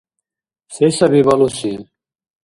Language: Dargwa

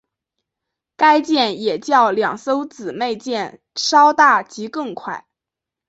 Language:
Chinese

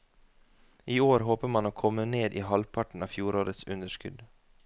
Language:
Norwegian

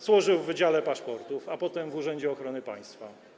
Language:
Polish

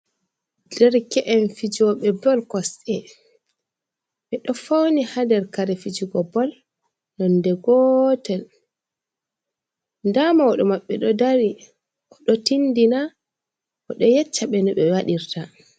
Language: Fula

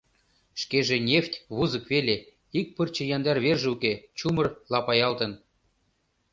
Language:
Mari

